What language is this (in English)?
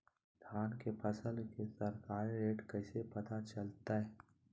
Magahi